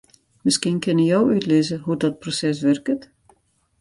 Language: Western Frisian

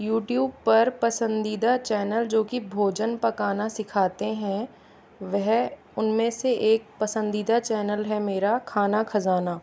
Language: Hindi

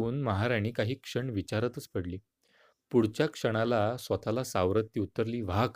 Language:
Marathi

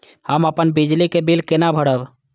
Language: Maithili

